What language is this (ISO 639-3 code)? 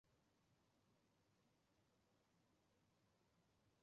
zho